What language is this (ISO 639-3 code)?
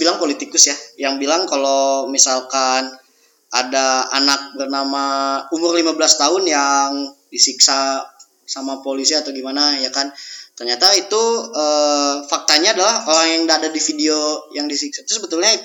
ind